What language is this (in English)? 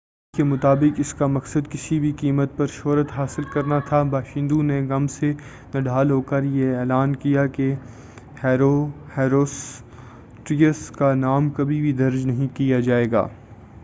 Urdu